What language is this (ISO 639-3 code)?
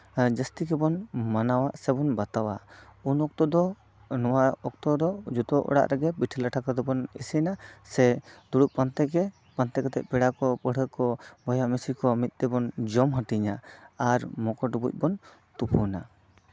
sat